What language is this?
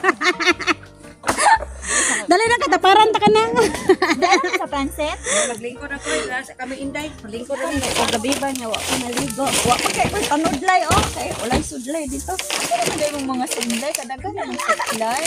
Filipino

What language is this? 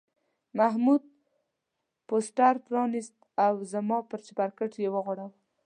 Pashto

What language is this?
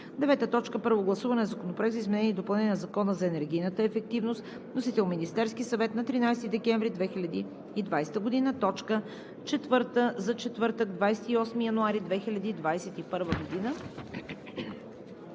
Bulgarian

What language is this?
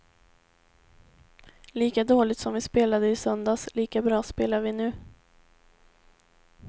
Swedish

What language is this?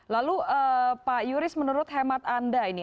Indonesian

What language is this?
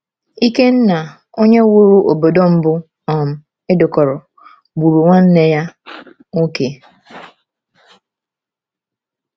Igbo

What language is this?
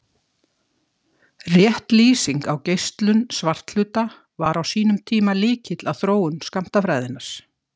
Icelandic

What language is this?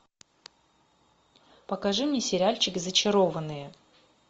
Russian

